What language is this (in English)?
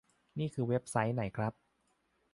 Thai